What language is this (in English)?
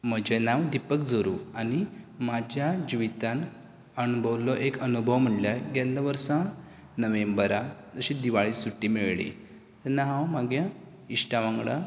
Konkani